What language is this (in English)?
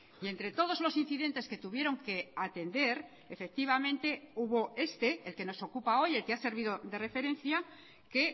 Spanish